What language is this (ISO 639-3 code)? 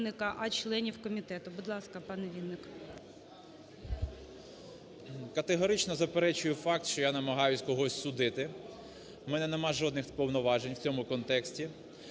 ukr